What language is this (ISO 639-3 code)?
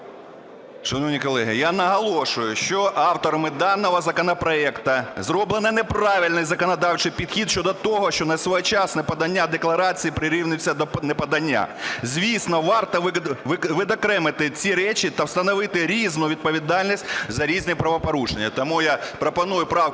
ukr